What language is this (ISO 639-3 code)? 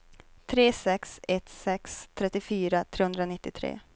swe